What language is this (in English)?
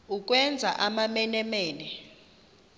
Xhosa